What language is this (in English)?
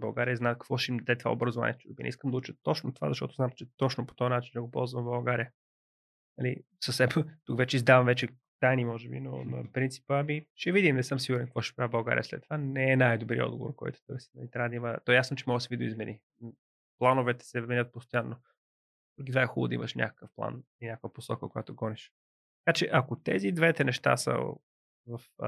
Bulgarian